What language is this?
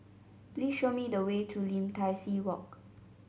English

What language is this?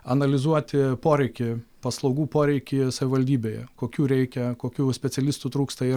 Lithuanian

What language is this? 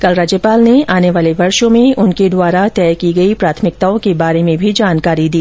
Hindi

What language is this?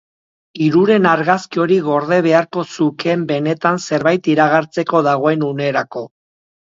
Basque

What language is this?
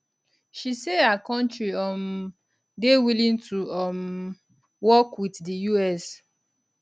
Nigerian Pidgin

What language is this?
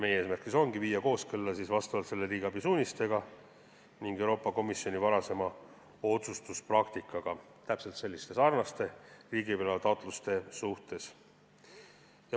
Estonian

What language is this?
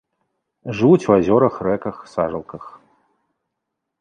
Belarusian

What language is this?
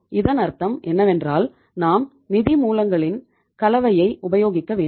Tamil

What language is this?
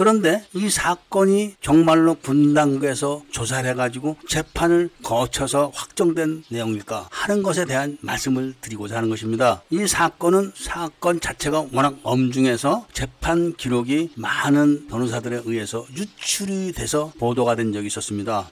Korean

